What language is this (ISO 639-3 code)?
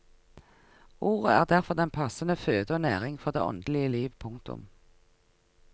nor